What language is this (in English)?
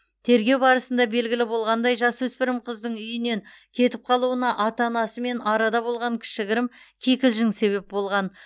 Kazakh